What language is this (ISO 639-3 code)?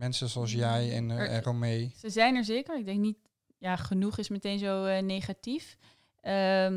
nld